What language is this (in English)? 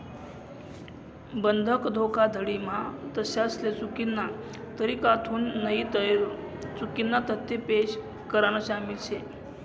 Marathi